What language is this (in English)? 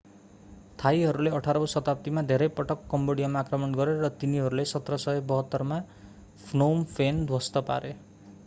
Nepali